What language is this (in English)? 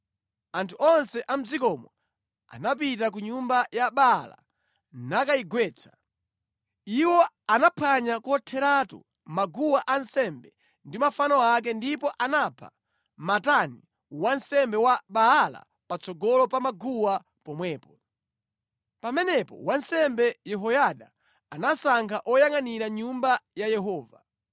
Nyanja